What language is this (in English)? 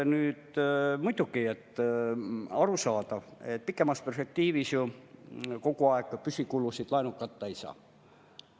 Estonian